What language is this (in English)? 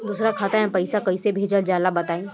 Bhojpuri